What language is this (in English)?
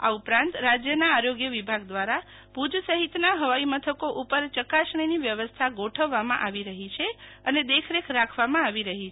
Gujarati